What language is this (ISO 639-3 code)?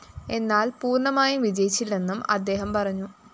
mal